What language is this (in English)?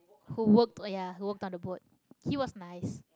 English